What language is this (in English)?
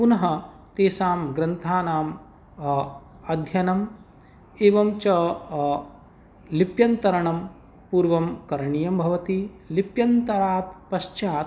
Sanskrit